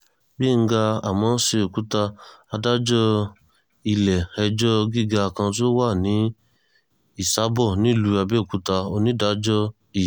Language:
Yoruba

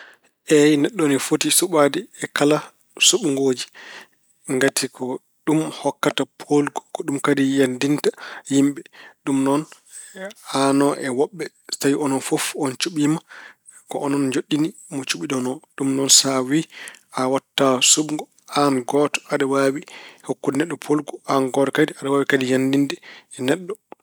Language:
Fula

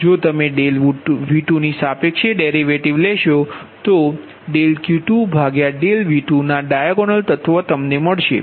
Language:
Gujarati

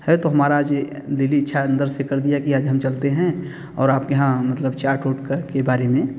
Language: Hindi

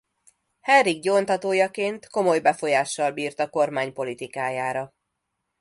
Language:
Hungarian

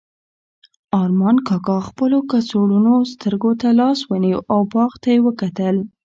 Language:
Pashto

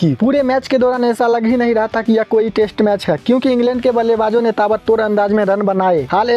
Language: Hindi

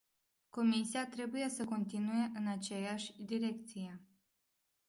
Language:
Romanian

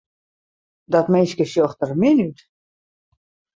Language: Western Frisian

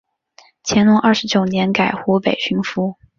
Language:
Chinese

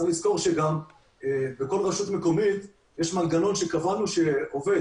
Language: Hebrew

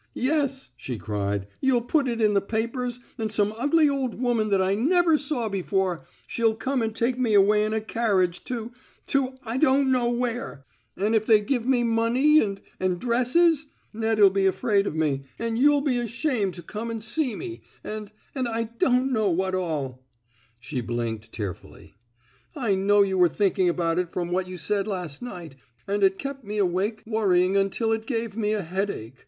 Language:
English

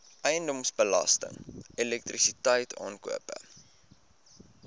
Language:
Afrikaans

